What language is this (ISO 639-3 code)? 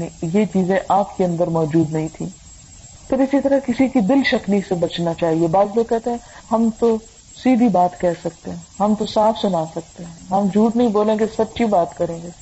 urd